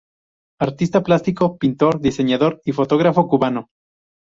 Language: Spanish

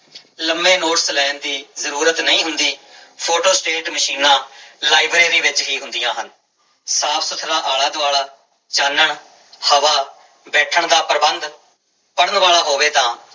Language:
Punjabi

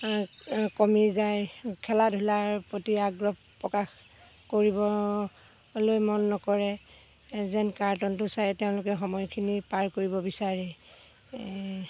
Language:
Assamese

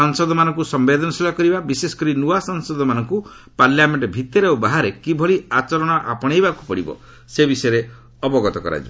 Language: Odia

